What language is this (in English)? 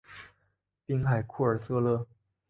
Chinese